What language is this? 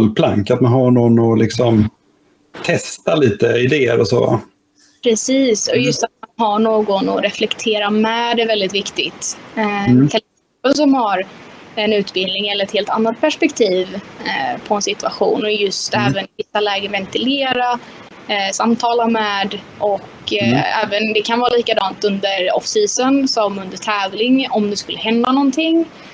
Swedish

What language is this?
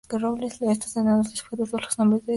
Spanish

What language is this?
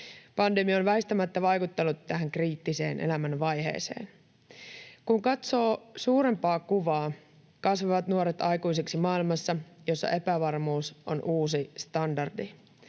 Finnish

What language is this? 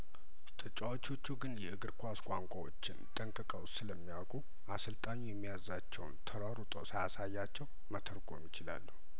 Amharic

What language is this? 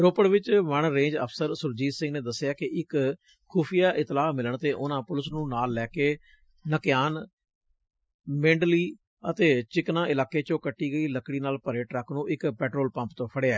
Punjabi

